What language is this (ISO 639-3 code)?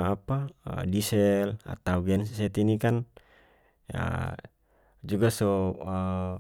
max